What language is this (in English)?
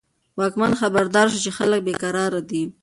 Pashto